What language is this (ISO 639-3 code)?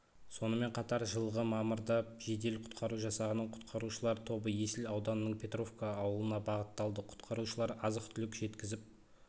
kaz